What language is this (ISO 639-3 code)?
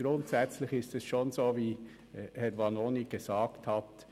gsw